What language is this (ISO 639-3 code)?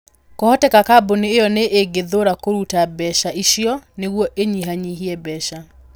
kik